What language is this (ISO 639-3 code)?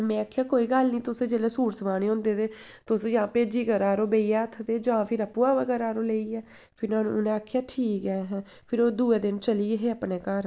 doi